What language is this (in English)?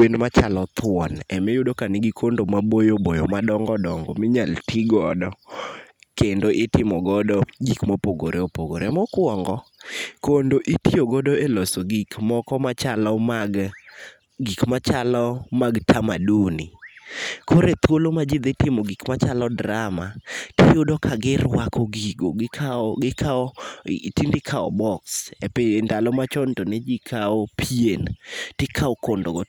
Luo (Kenya and Tanzania)